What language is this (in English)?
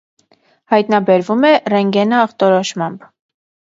Armenian